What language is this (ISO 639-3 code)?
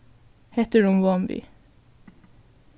fao